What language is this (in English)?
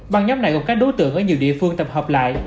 Vietnamese